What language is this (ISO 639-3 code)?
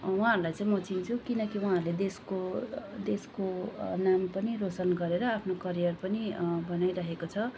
nep